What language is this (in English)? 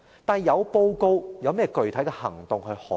Cantonese